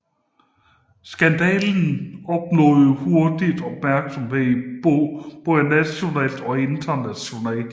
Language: Danish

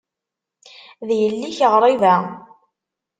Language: Kabyle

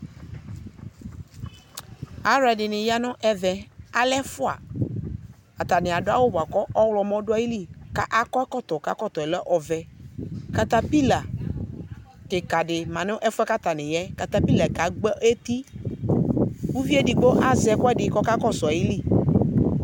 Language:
Ikposo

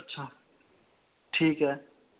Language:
Dogri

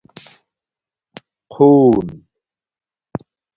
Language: Domaaki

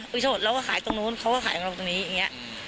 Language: Thai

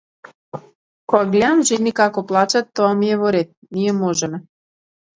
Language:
Macedonian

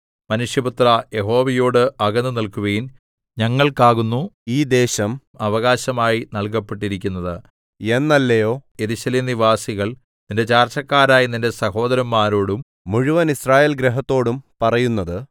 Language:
Malayalam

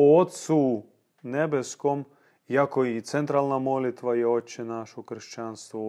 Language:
Croatian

